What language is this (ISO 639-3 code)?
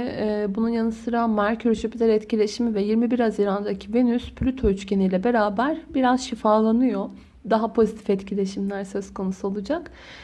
tur